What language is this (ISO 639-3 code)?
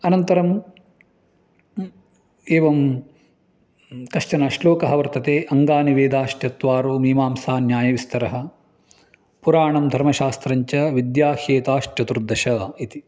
san